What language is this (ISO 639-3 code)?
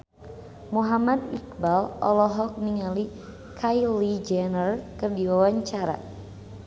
sun